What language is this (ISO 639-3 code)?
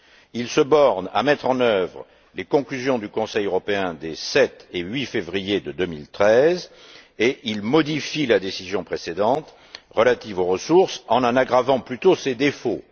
fra